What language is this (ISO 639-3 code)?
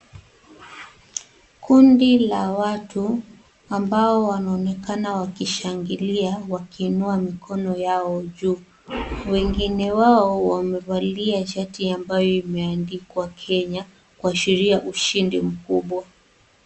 swa